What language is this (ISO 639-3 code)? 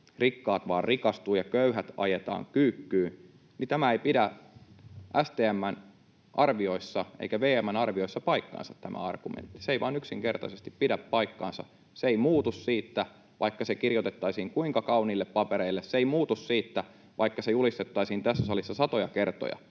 fin